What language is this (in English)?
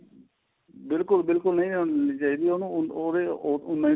Punjabi